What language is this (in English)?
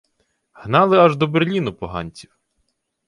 Ukrainian